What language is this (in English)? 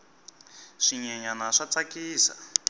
Tsonga